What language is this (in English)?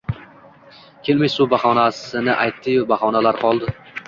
Uzbek